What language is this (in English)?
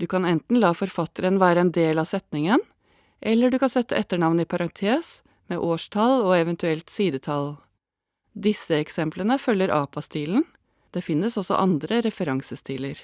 Norwegian